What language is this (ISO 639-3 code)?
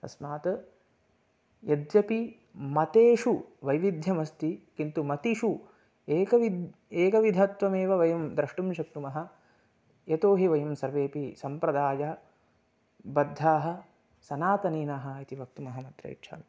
san